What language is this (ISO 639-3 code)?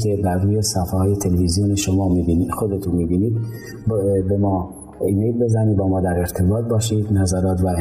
fas